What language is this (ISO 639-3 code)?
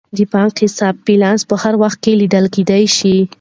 pus